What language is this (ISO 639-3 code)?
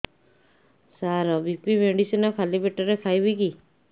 ori